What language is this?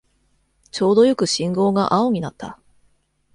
Japanese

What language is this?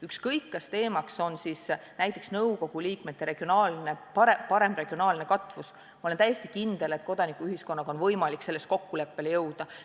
Estonian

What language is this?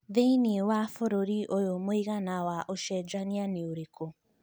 Kikuyu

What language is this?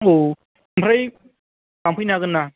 Bodo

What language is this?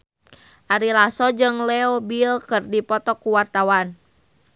Sundanese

